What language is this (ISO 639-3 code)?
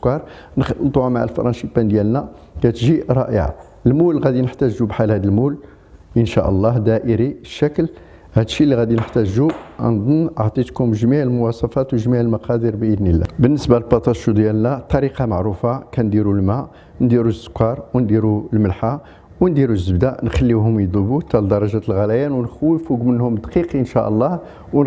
ara